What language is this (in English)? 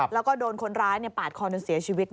Thai